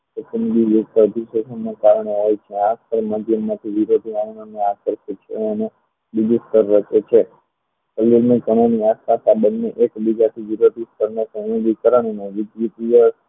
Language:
Gujarati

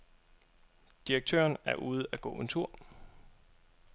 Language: Danish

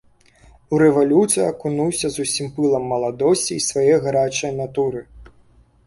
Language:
Belarusian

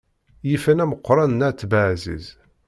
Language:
Kabyle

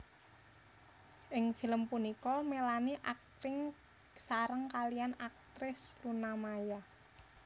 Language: Javanese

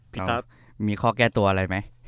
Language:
Thai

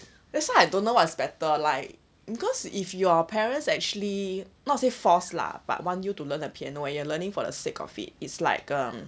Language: English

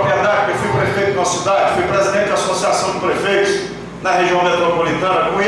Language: Portuguese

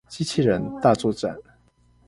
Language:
Chinese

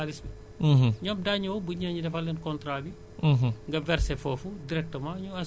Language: Wolof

